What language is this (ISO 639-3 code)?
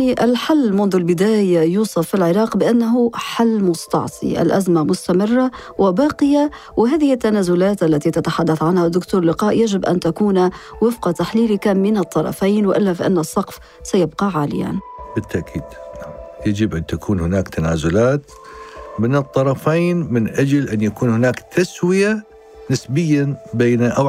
ara